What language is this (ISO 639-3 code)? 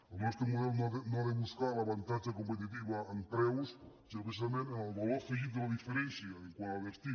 cat